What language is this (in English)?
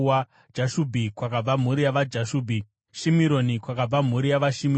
Shona